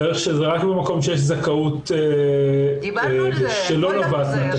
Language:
Hebrew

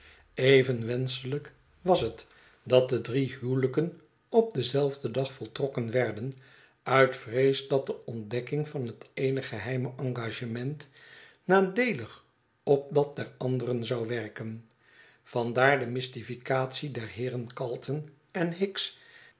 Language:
Dutch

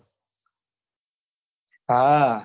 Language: Gujarati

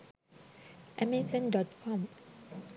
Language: Sinhala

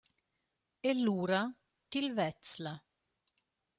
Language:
Romansh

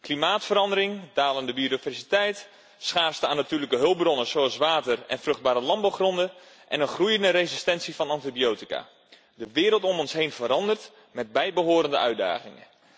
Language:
Dutch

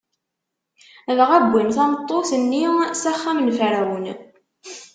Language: Kabyle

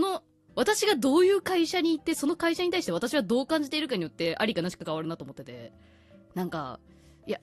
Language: Japanese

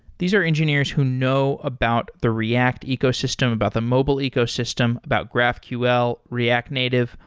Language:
English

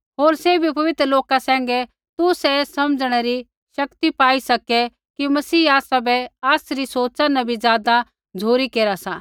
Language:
Kullu Pahari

